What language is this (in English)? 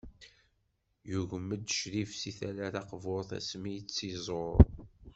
Kabyle